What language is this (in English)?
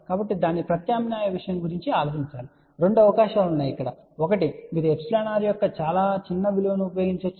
Telugu